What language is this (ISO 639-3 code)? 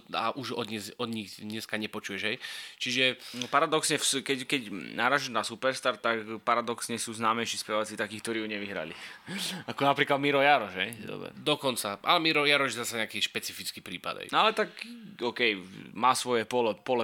slk